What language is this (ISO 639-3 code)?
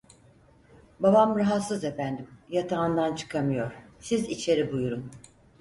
tur